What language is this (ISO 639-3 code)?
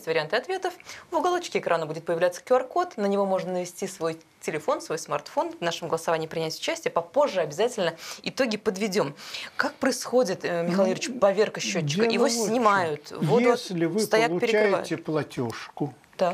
rus